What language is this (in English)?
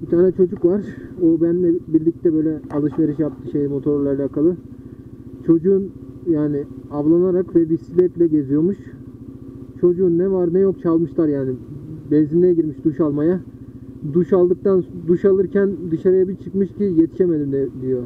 Turkish